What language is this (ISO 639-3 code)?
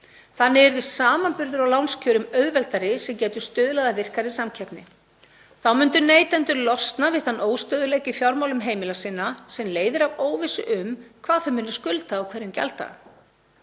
isl